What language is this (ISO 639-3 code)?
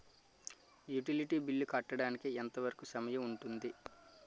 tel